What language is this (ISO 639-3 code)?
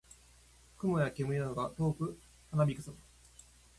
jpn